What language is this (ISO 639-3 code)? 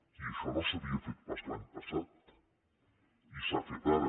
cat